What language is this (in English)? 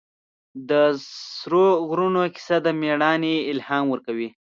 Pashto